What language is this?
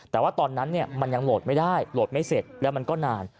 Thai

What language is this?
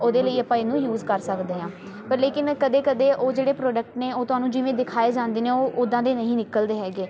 Punjabi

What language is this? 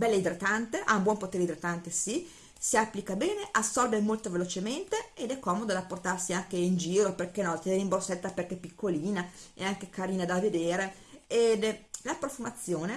Italian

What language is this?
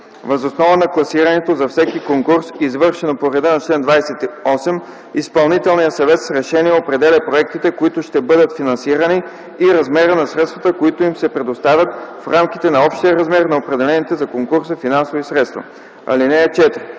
Bulgarian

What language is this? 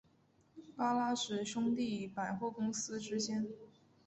Chinese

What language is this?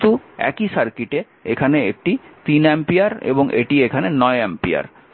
Bangla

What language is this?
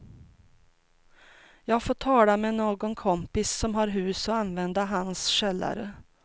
Swedish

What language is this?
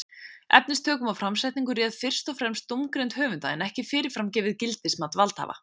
Icelandic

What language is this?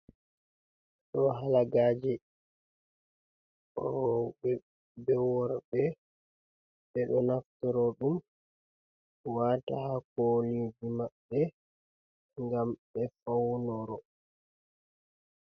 Fula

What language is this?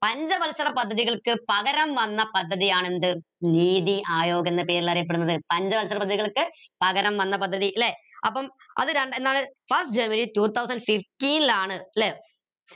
Malayalam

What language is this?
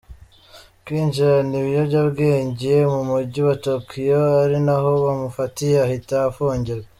Kinyarwanda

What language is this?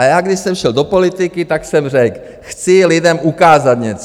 Czech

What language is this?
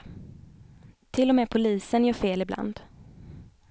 Swedish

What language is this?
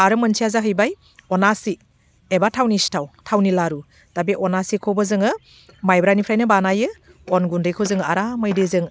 Bodo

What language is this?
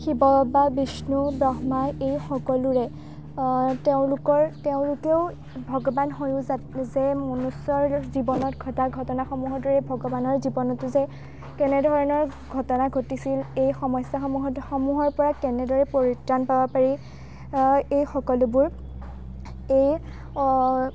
Assamese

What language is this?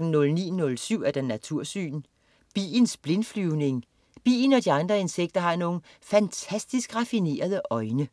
Danish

